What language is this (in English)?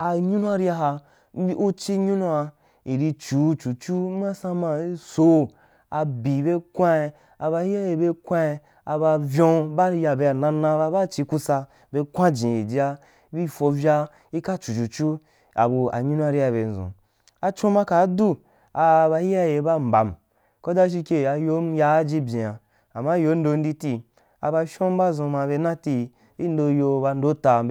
Wapan